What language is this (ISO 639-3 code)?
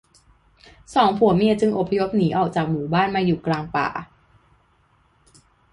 tha